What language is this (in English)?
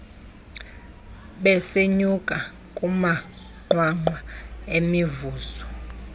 Xhosa